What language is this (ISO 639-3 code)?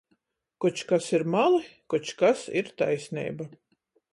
ltg